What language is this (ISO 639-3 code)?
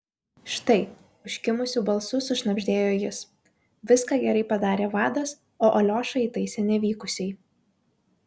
lit